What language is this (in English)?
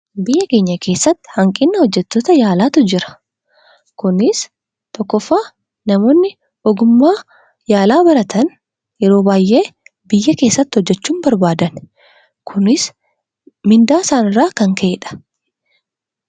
Oromo